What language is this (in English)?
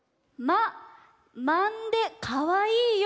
Japanese